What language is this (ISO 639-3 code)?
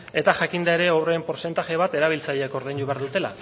eus